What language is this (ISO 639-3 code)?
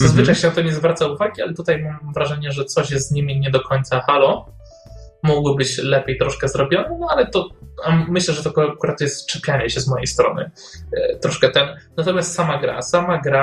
pol